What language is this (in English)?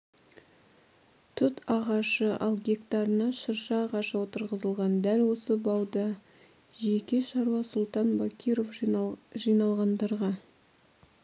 Kazakh